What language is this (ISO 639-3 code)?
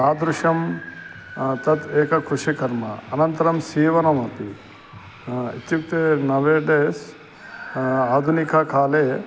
san